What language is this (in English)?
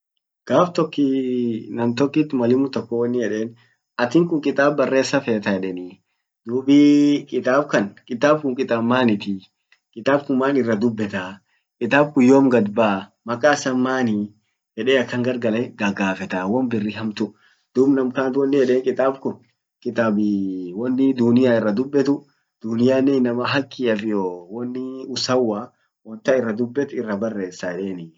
Orma